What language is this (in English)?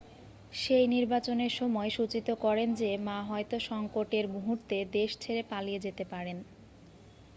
Bangla